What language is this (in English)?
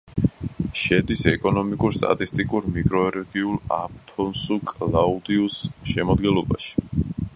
Georgian